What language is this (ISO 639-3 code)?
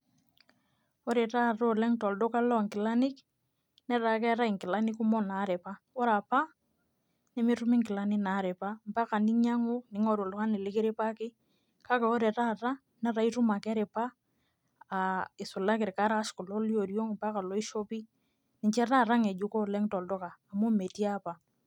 mas